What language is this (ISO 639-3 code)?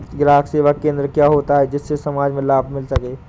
hin